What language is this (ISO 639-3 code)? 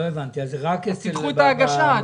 heb